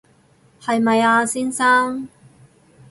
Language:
Cantonese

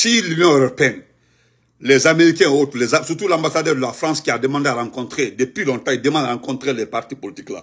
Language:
French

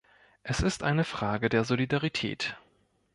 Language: German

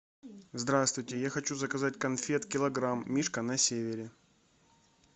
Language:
Russian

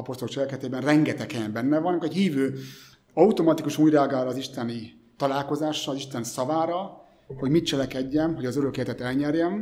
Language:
Hungarian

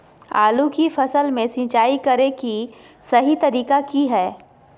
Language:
Magahi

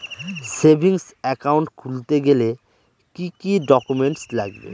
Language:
Bangla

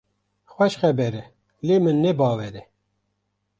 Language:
Kurdish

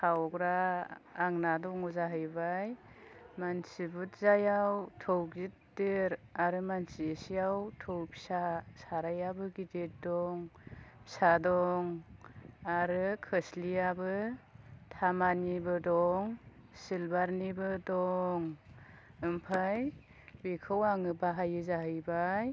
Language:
Bodo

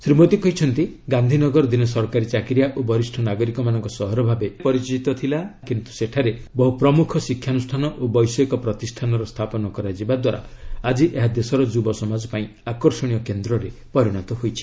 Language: Odia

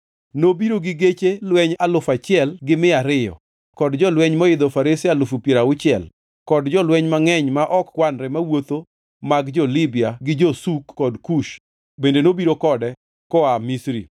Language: Luo (Kenya and Tanzania)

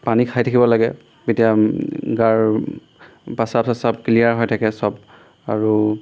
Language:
Assamese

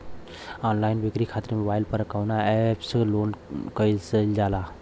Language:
Bhojpuri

